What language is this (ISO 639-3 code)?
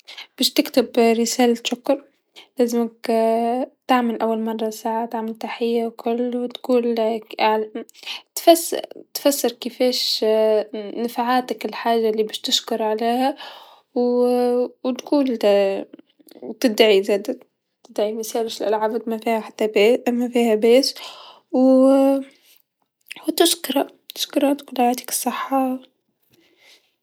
aeb